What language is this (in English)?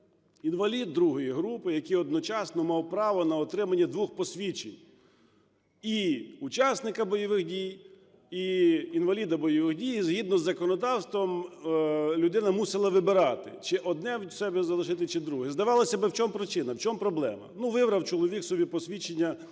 Ukrainian